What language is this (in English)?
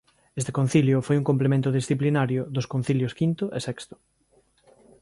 Galician